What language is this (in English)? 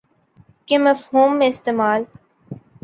Urdu